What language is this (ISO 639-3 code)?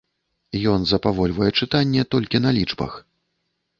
bel